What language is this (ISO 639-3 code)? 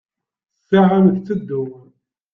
kab